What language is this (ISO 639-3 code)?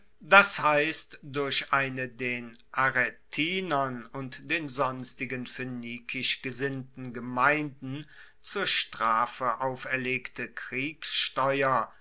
deu